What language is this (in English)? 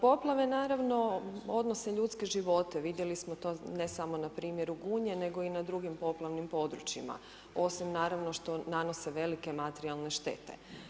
Croatian